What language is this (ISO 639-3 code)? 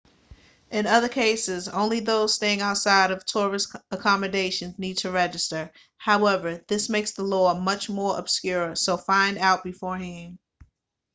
eng